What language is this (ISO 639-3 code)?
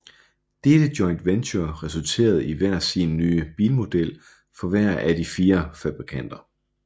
dan